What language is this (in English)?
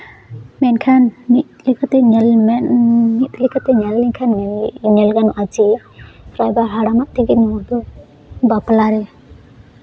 Santali